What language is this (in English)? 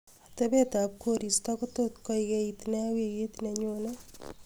Kalenjin